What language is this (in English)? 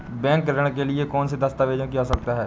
Hindi